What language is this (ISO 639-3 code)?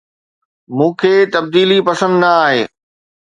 snd